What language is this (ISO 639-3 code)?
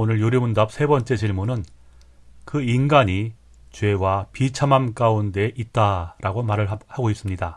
kor